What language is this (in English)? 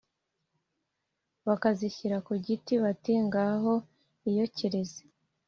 Kinyarwanda